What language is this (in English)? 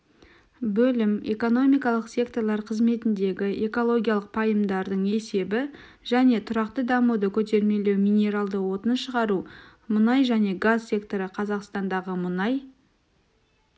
Kazakh